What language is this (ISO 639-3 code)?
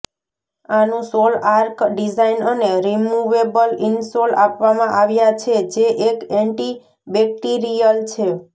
guj